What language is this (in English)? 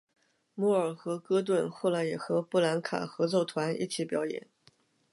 Chinese